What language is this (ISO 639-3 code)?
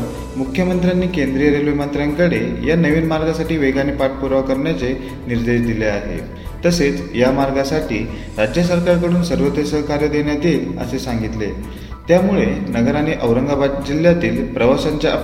mar